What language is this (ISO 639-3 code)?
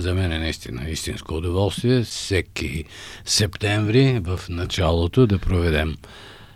bul